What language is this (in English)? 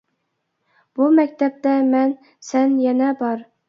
Uyghur